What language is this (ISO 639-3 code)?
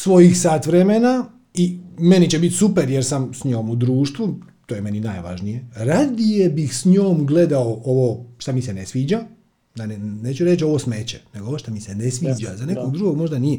hrv